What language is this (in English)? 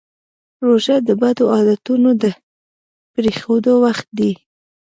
Pashto